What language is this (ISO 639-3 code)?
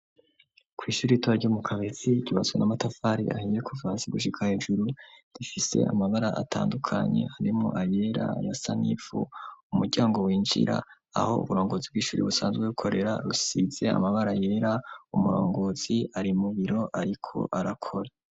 run